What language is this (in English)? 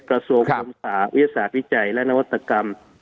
Thai